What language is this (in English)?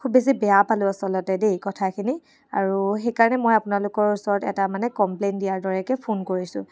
Assamese